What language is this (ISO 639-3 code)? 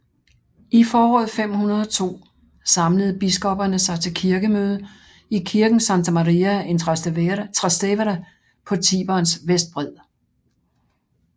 dan